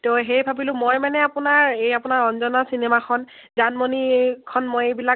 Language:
Assamese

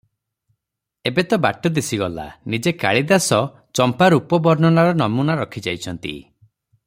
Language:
Odia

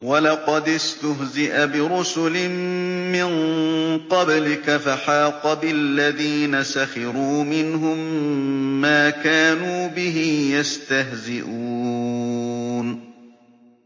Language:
Arabic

